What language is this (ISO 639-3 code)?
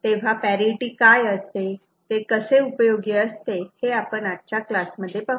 mar